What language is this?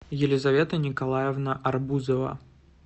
Russian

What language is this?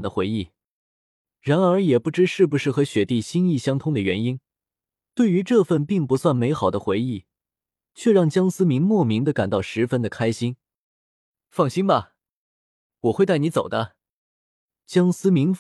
Chinese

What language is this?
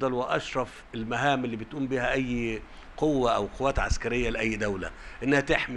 Arabic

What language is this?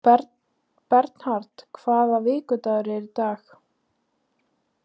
Icelandic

